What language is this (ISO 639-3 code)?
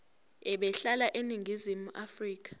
zul